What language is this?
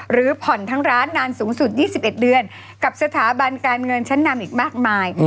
Thai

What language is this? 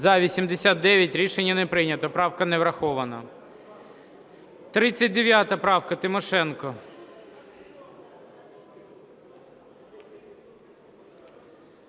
Ukrainian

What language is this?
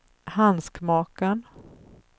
Swedish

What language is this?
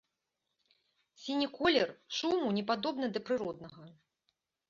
Belarusian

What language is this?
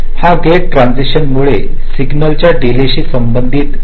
Marathi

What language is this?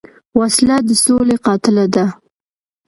Pashto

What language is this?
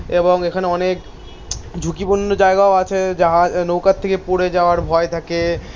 Bangla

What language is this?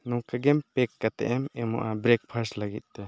Santali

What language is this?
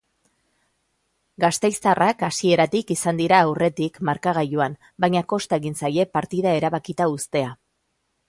Basque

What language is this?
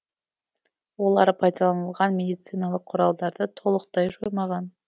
Kazakh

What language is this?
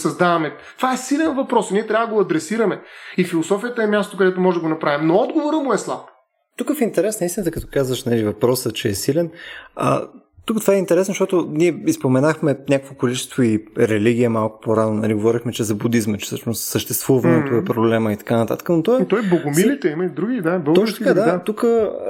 Bulgarian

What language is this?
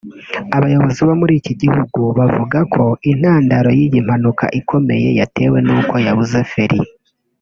Kinyarwanda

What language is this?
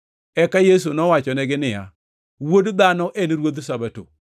Luo (Kenya and Tanzania)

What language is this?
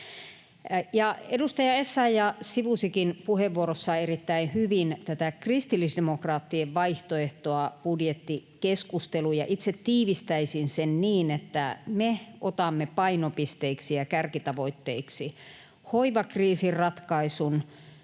Finnish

